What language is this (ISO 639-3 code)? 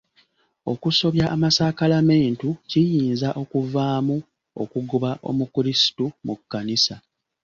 lug